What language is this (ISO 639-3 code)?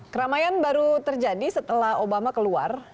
ind